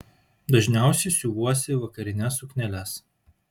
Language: Lithuanian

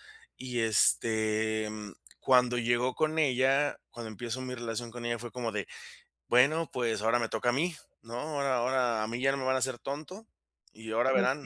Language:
Spanish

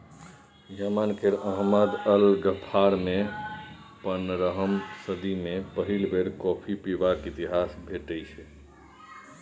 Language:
Maithili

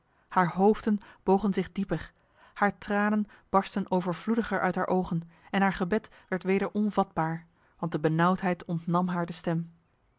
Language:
Dutch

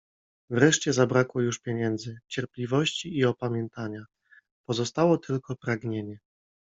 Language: Polish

